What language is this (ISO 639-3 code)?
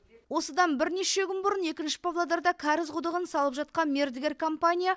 kaz